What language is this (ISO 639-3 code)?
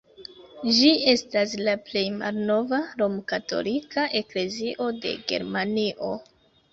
epo